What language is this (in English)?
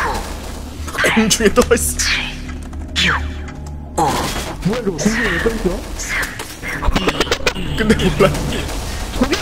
Korean